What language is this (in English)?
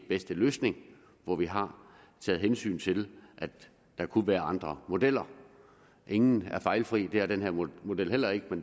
Danish